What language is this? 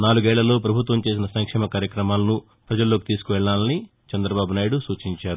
Telugu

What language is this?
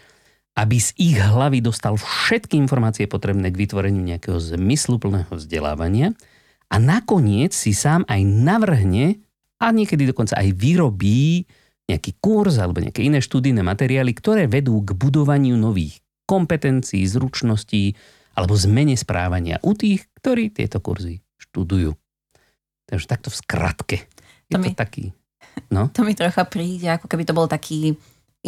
Slovak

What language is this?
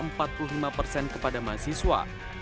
Indonesian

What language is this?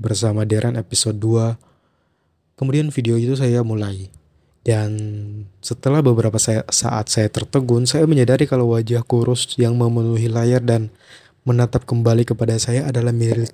Indonesian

